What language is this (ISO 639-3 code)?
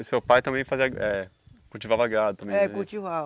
por